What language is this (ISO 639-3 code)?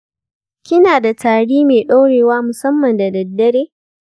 hau